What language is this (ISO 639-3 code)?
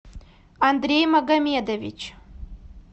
rus